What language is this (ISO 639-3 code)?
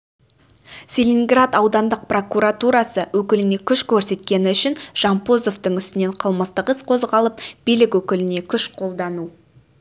kaz